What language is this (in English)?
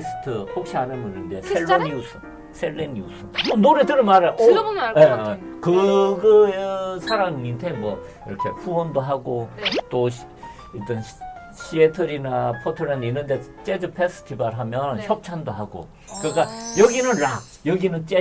Korean